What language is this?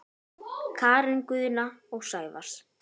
Icelandic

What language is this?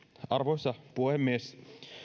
Finnish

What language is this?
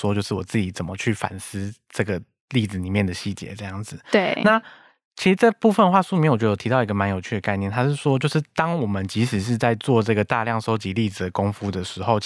Chinese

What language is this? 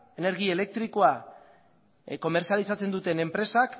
Basque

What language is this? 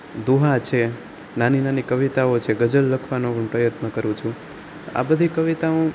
Gujarati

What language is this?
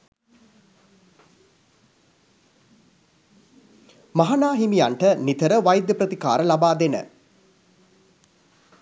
Sinhala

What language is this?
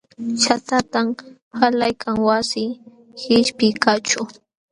Jauja Wanca Quechua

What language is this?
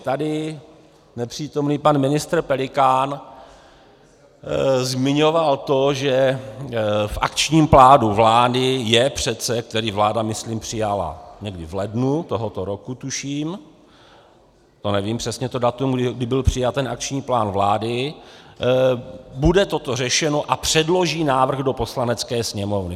Czech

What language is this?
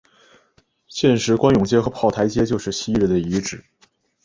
Chinese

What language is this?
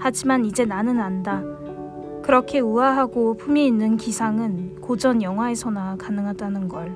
Korean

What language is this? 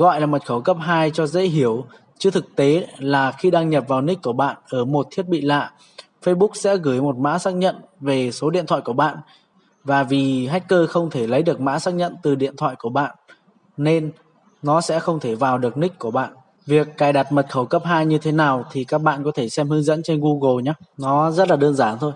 Vietnamese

